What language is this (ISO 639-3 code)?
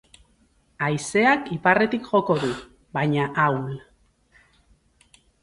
eus